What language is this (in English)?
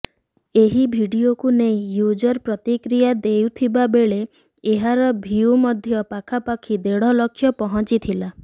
Odia